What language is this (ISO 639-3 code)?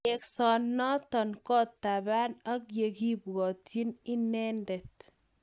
kln